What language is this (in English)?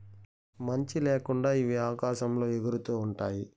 Telugu